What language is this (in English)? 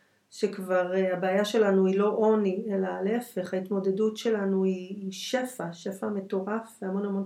Hebrew